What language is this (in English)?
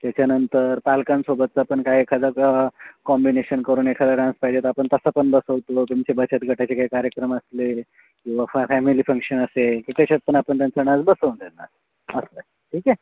Marathi